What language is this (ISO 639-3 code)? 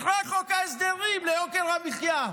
heb